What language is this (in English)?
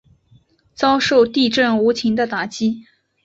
Chinese